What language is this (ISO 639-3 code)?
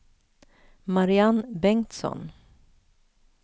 swe